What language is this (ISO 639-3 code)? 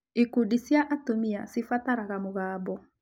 kik